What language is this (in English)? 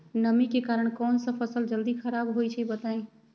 Magahi